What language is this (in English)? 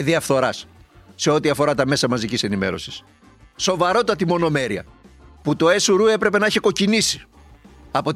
Greek